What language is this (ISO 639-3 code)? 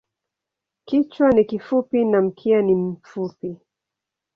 swa